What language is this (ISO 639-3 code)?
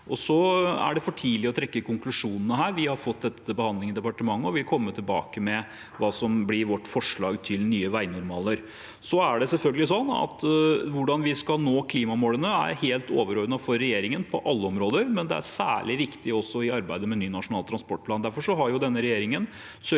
nor